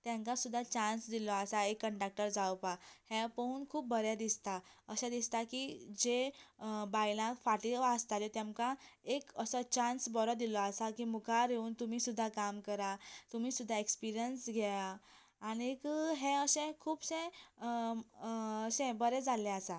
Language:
Konkani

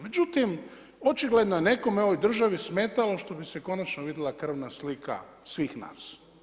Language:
Croatian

